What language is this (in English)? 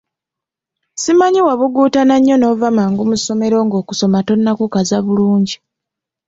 Ganda